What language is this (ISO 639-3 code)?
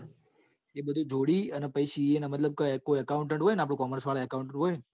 guj